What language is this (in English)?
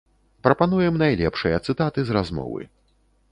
Belarusian